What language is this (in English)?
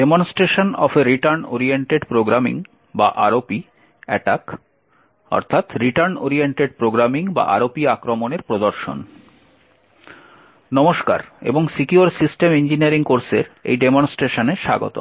Bangla